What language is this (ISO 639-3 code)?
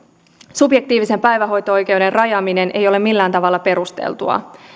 fin